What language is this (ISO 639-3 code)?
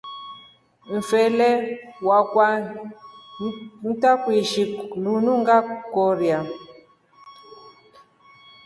rof